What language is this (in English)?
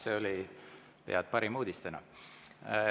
Estonian